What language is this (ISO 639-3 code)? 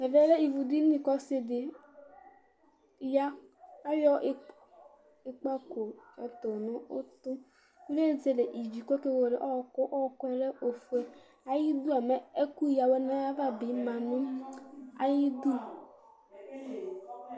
kpo